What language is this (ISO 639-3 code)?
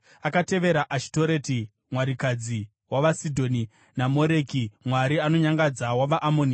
sna